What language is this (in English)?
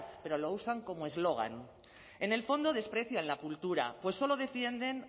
Spanish